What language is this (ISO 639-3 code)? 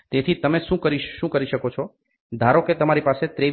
guj